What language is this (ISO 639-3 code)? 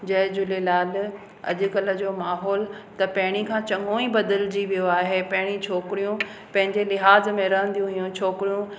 snd